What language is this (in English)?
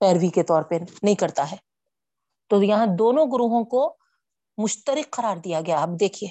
Urdu